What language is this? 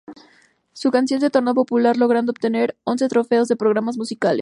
Spanish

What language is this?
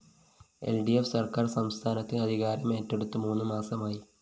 Malayalam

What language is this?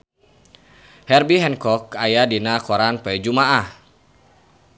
Sundanese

